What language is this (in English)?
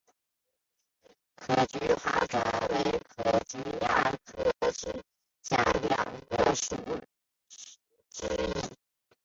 Chinese